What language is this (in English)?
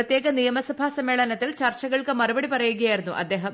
Malayalam